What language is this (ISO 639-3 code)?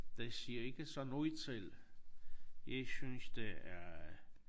dan